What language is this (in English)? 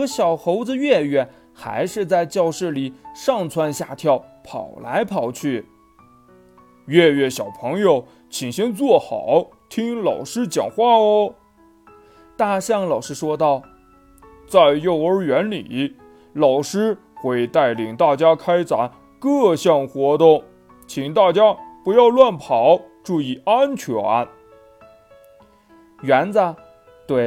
Chinese